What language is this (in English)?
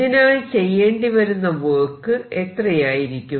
Malayalam